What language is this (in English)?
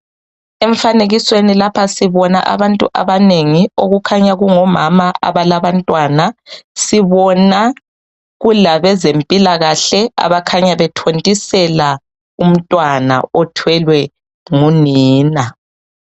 North Ndebele